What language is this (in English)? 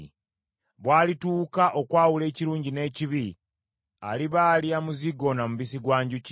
Ganda